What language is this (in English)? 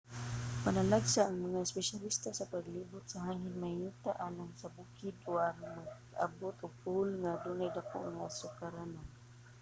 Cebuano